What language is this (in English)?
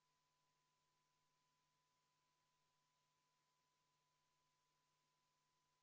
Estonian